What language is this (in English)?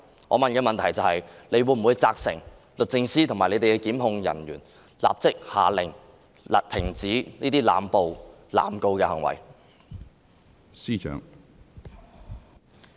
Cantonese